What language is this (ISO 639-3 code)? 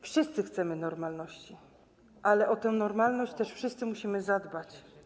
pol